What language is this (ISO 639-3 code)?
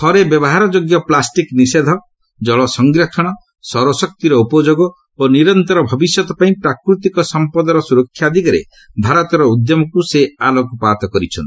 ori